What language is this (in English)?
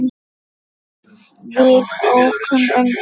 Icelandic